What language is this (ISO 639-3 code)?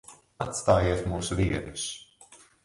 lav